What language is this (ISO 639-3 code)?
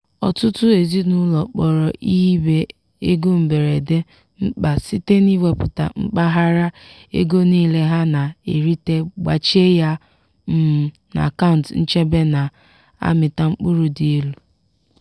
ibo